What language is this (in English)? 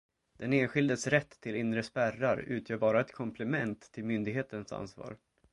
Swedish